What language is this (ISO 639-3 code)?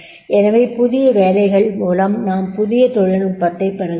tam